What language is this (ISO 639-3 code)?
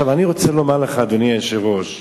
heb